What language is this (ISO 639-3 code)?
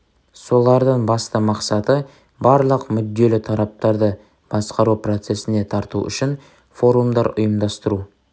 kaz